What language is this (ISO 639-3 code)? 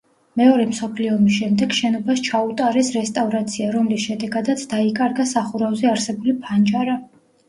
kat